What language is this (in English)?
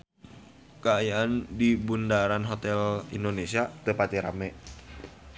Sundanese